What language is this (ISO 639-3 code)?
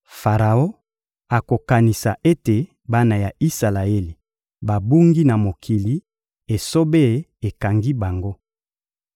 lin